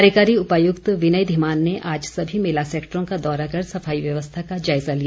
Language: Hindi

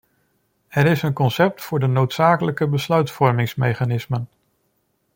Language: Dutch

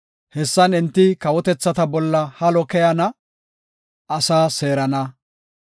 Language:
Gofa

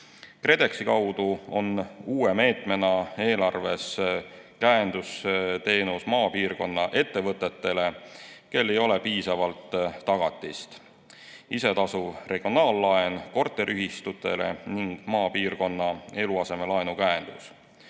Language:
Estonian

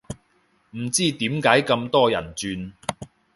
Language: Cantonese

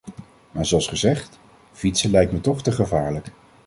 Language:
Dutch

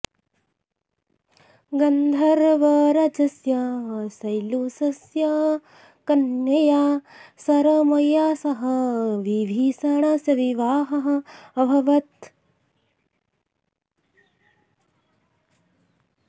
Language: Sanskrit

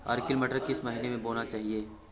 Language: Hindi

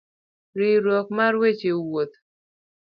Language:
Luo (Kenya and Tanzania)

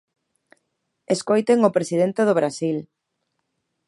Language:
Galician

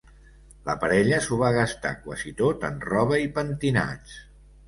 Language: Catalan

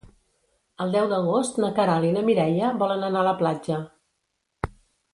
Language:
Catalan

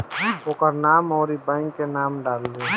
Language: Bhojpuri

